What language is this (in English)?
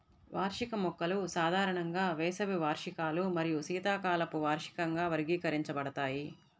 Telugu